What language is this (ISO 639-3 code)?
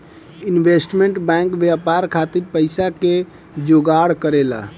bho